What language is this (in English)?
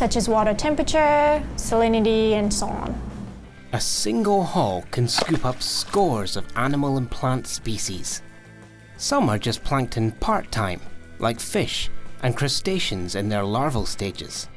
English